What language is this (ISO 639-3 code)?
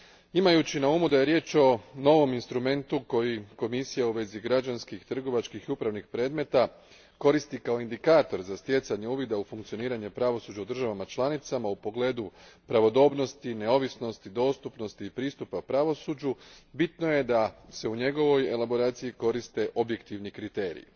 hrv